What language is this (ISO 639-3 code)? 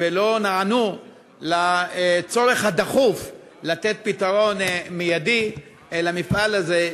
heb